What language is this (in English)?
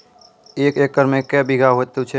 Maithili